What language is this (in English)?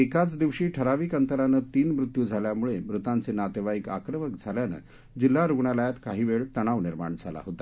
Marathi